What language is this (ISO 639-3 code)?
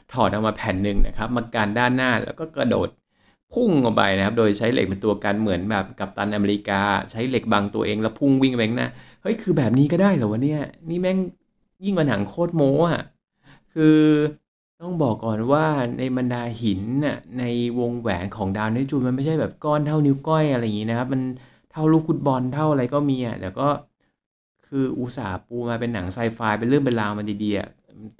tha